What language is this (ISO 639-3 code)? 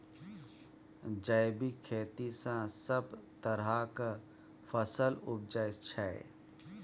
mai